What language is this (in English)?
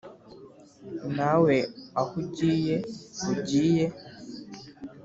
Kinyarwanda